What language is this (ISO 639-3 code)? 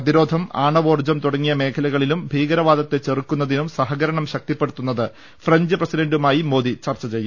mal